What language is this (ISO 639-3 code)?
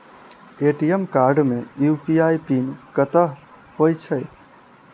mai